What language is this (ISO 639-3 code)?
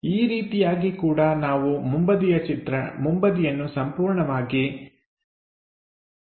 kan